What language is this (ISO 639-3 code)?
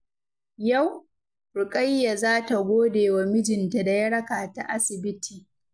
hau